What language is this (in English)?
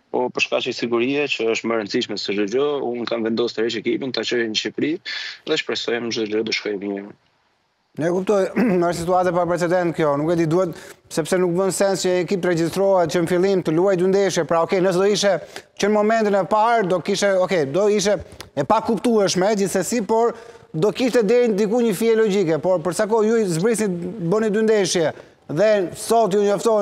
Romanian